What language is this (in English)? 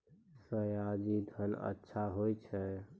Maithili